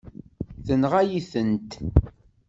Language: Kabyle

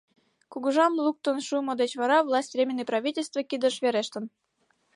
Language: Mari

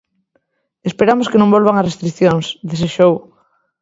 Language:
Galician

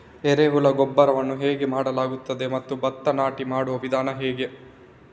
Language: Kannada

